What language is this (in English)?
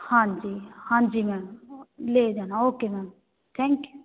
Punjabi